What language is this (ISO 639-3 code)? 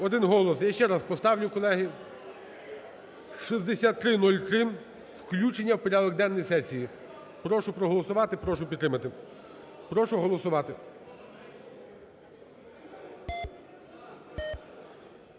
ukr